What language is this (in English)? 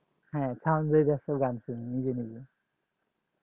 Bangla